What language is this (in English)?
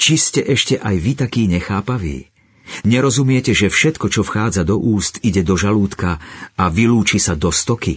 Slovak